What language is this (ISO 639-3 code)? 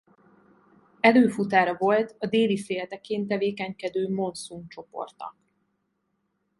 hun